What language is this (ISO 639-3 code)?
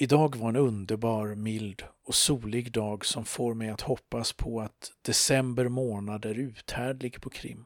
swe